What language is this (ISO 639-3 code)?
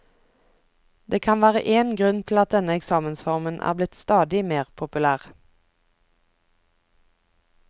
nor